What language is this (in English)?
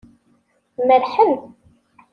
Kabyle